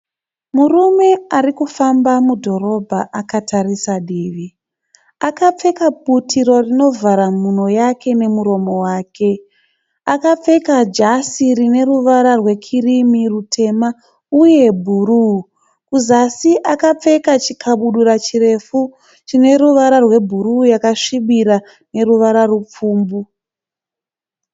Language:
Shona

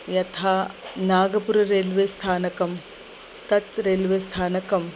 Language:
Sanskrit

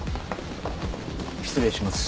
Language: Japanese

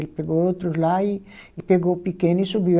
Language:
Portuguese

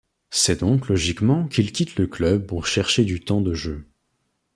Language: French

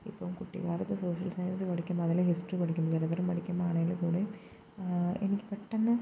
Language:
Malayalam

